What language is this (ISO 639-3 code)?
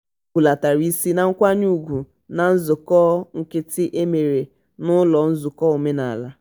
ibo